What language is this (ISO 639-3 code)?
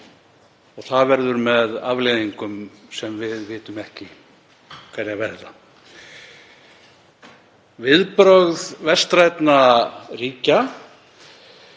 isl